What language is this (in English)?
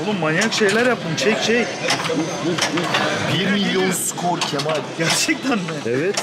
Turkish